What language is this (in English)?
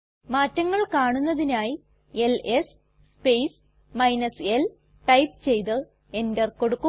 Malayalam